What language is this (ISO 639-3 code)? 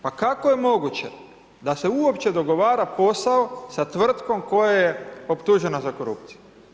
hrv